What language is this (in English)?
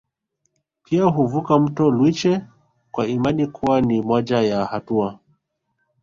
Swahili